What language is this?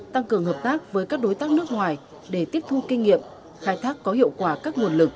Vietnamese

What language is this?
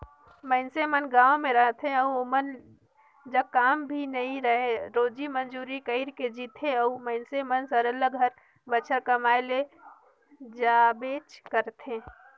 Chhattisgarhi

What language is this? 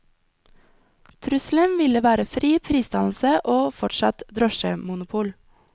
Norwegian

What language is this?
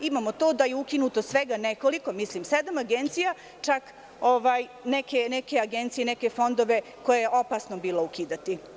Serbian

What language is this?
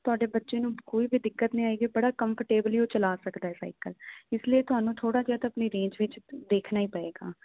Punjabi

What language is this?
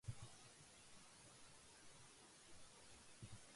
Urdu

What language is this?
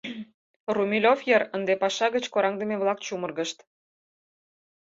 Mari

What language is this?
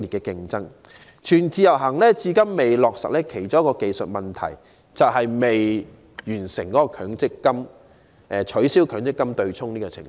Cantonese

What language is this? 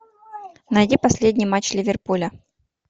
Russian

